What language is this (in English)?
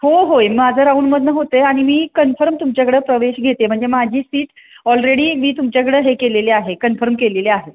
Marathi